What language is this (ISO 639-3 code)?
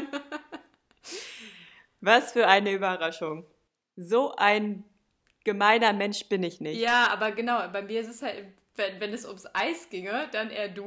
deu